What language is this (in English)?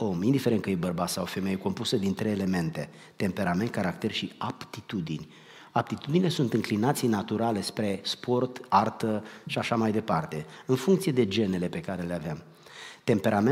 Romanian